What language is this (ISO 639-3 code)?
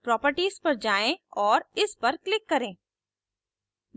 hin